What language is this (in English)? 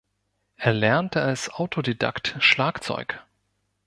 German